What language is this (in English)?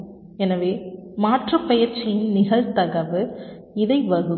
Tamil